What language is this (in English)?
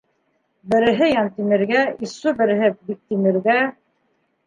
Bashkir